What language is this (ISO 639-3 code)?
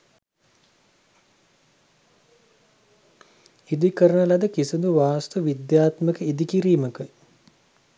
sin